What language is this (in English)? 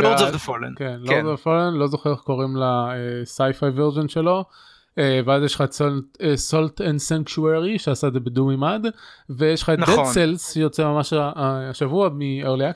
Hebrew